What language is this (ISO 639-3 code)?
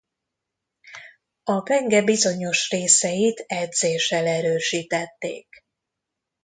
hun